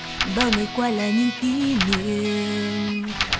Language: Vietnamese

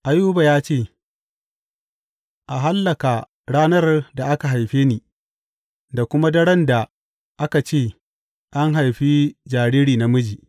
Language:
Hausa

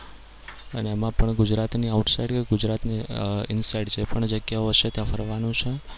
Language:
Gujarati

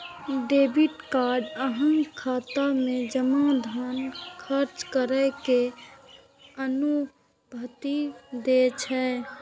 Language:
Maithili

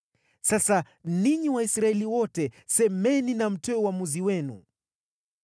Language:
Swahili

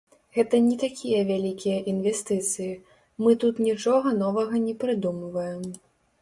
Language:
Belarusian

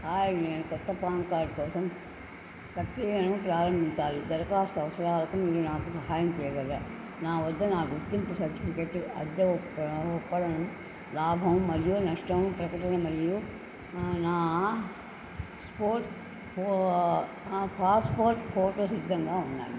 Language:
Telugu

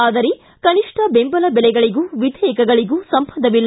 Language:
Kannada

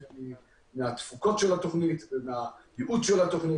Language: Hebrew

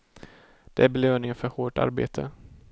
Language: Swedish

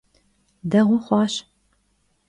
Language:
Kabardian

